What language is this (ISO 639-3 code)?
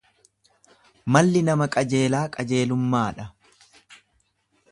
orm